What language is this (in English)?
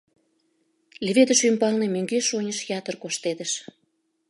Mari